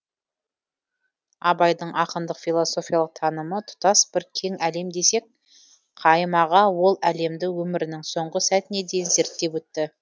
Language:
Kazakh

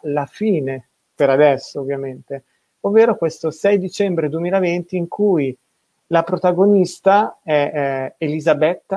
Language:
Italian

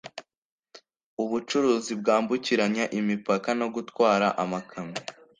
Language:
Kinyarwanda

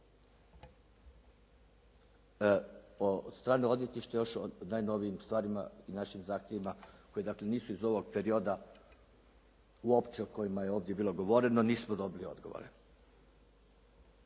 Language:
Croatian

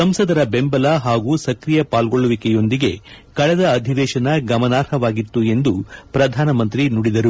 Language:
Kannada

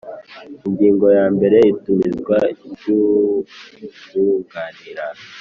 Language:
Kinyarwanda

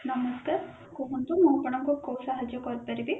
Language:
Odia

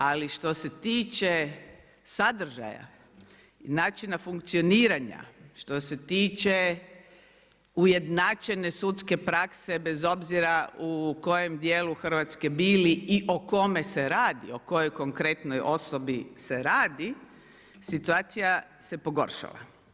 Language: Croatian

